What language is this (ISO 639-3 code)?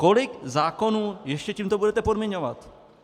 ces